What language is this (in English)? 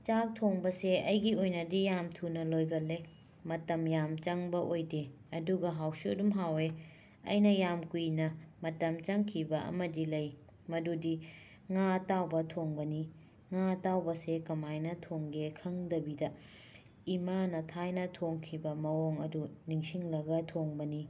Manipuri